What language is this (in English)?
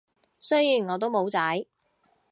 Cantonese